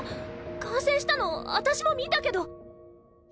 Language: Japanese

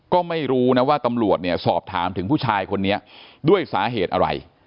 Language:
Thai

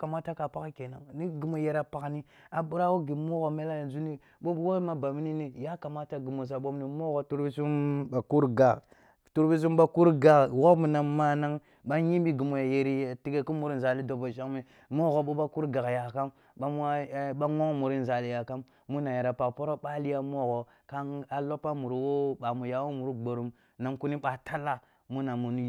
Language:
Kulung (Nigeria)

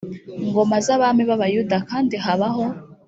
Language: Kinyarwanda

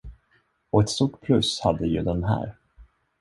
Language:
Swedish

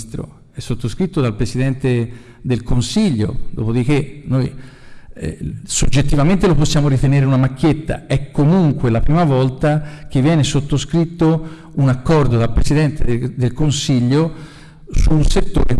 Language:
Italian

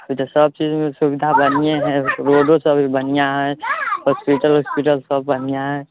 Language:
Maithili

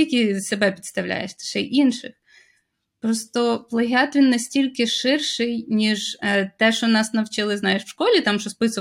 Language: Ukrainian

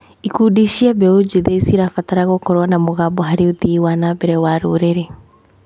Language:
Kikuyu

